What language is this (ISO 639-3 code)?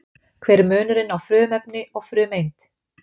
isl